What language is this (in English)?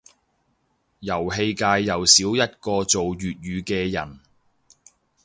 Cantonese